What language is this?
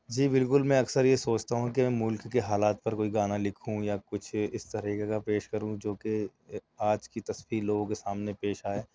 Urdu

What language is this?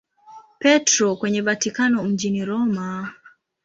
Swahili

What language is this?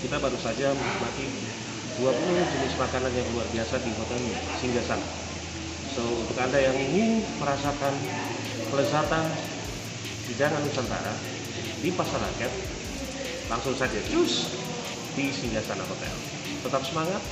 Indonesian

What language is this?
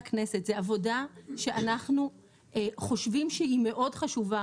Hebrew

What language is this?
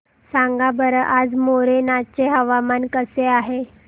Marathi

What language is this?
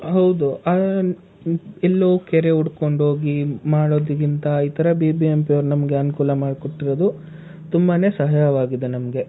Kannada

